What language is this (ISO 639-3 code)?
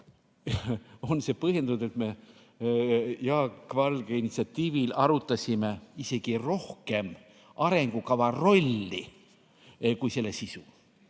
est